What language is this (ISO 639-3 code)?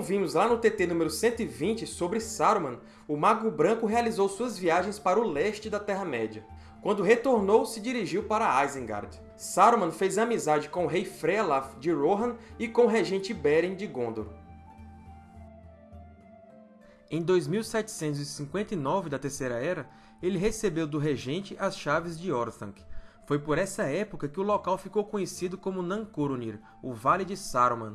por